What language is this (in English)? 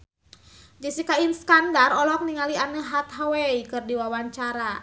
Sundanese